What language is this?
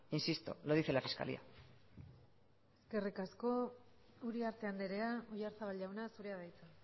Basque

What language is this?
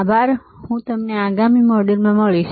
Gujarati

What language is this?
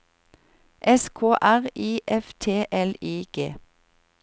Norwegian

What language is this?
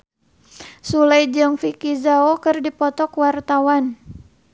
Sundanese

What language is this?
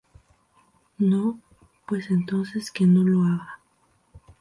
Spanish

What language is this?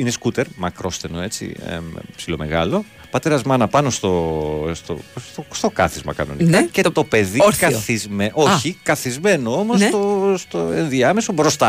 Greek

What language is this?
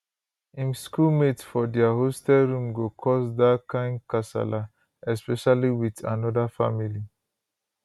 Nigerian Pidgin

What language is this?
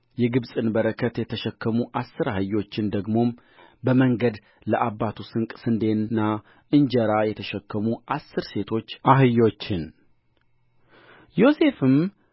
Amharic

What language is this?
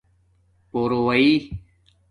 Domaaki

